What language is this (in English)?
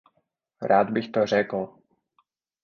Czech